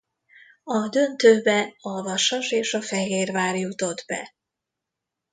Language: Hungarian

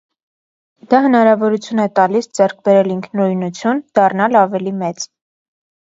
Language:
Armenian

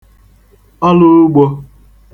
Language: Igbo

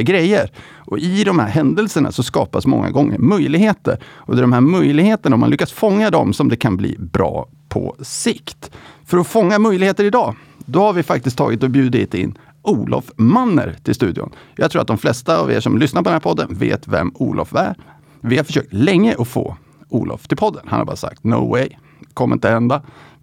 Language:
Swedish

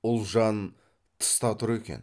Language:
Kazakh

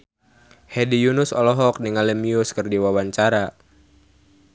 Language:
Sundanese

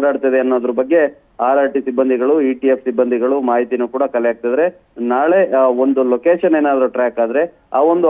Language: Kannada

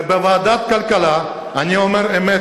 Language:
Hebrew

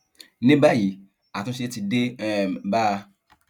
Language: Yoruba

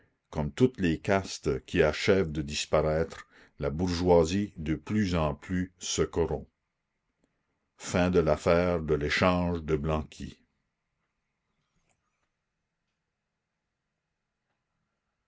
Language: French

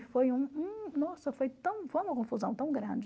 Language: Portuguese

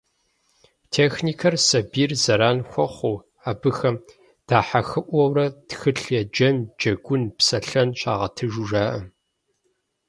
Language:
Kabardian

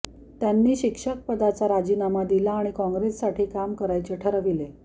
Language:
Marathi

